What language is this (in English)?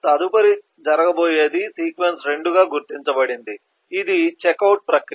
Telugu